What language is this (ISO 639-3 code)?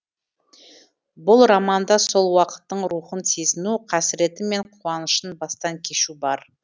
kaz